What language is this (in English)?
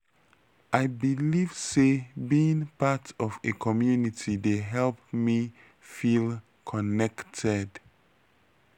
Nigerian Pidgin